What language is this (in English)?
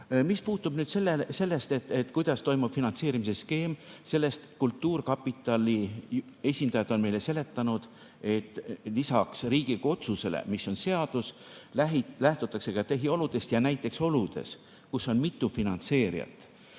Estonian